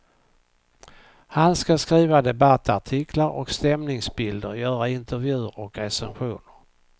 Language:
Swedish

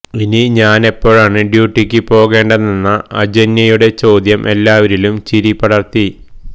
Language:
Malayalam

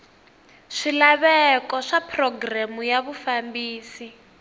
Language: Tsonga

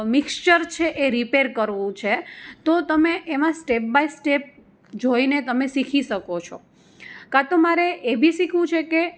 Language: Gujarati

